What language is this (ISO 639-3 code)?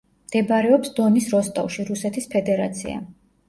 kat